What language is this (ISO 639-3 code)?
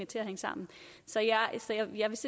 dan